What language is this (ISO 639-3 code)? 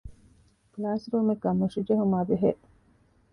div